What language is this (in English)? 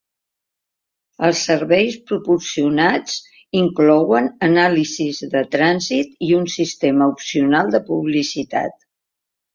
Catalan